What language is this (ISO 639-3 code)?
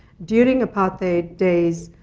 eng